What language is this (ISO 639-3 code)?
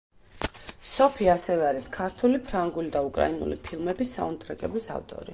kat